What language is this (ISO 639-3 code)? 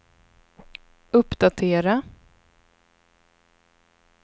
swe